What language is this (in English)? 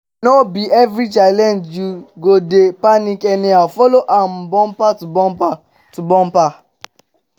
Nigerian Pidgin